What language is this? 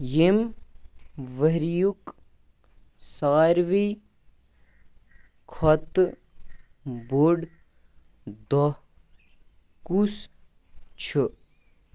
Kashmiri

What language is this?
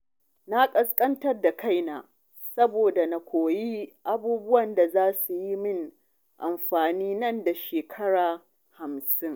Hausa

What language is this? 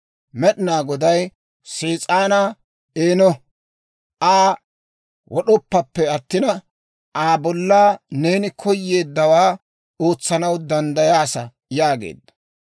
Dawro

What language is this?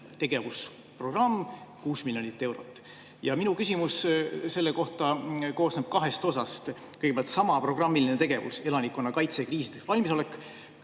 Estonian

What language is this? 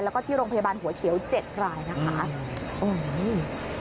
Thai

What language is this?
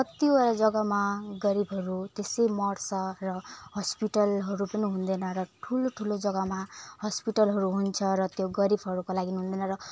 Nepali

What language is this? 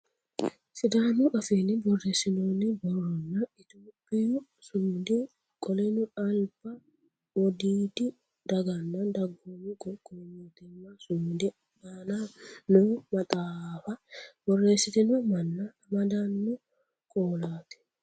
Sidamo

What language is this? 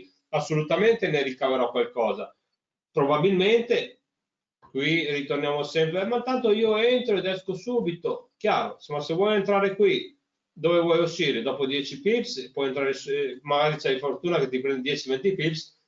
Italian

